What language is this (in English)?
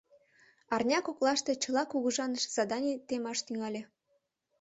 Mari